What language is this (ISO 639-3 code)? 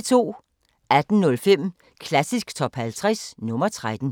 dan